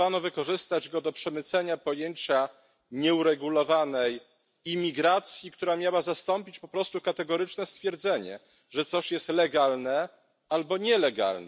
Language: Polish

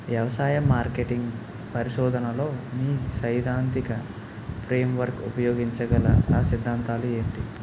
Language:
Telugu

